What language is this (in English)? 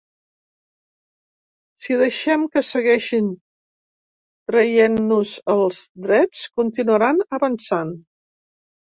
Catalan